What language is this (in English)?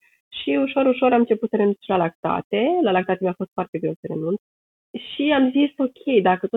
Romanian